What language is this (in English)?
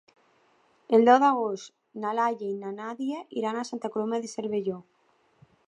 Catalan